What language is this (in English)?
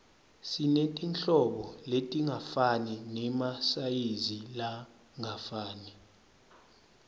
Swati